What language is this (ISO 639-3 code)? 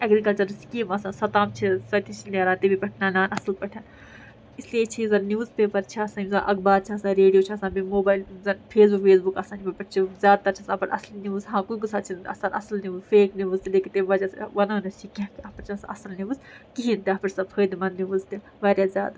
kas